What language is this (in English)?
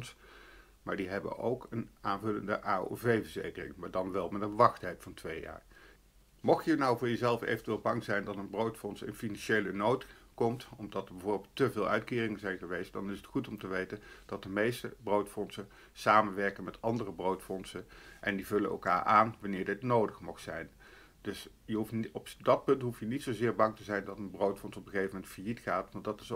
Dutch